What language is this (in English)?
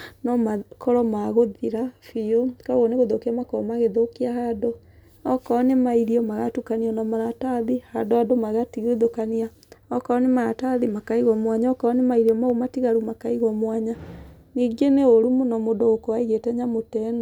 Kikuyu